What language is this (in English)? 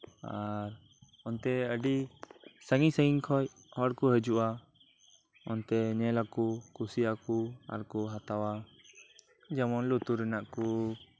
Santali